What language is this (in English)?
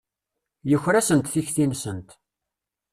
Kabyle